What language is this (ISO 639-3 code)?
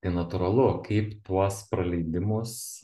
lit